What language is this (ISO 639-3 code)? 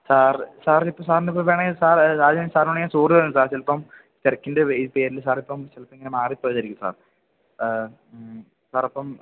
mal